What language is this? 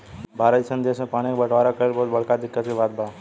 Bhojpuri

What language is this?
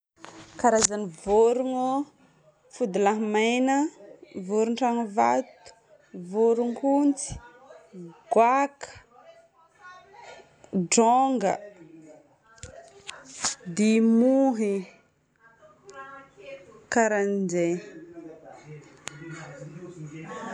Northern Betsimisaraka Malagasy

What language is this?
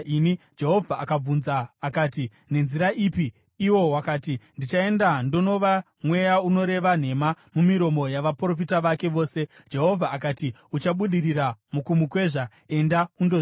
Shona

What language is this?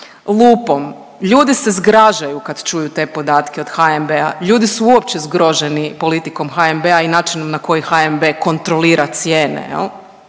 Croatian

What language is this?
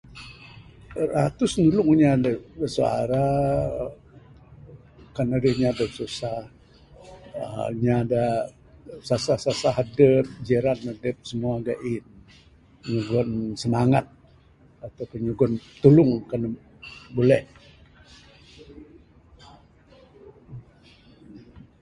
Bukar-Sadung Bidayuh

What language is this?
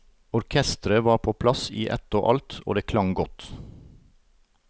Norwegian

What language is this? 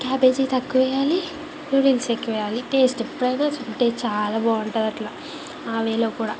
Telugu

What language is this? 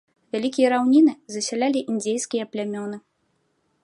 Belarusian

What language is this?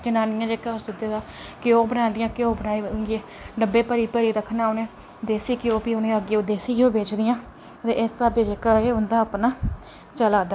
Dogri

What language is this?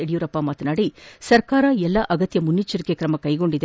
Kannada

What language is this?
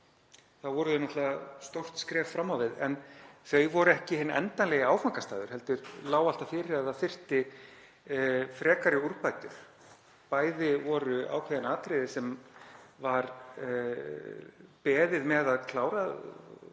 Icelandic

